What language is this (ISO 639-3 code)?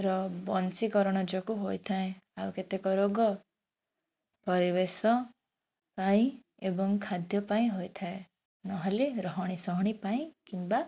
ori